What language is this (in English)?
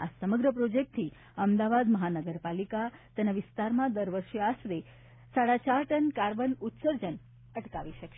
Gujarati